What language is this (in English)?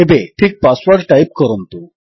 Odia